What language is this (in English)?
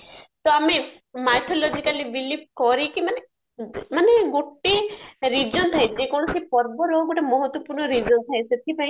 Odia